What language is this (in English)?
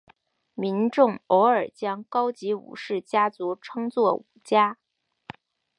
Chinese